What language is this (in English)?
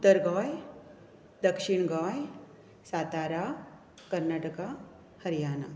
Konkani